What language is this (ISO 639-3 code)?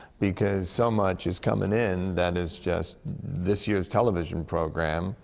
eng